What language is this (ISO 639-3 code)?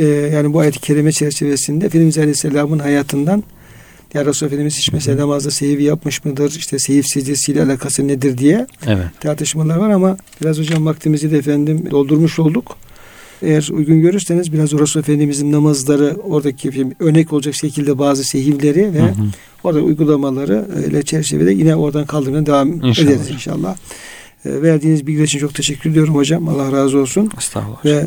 tur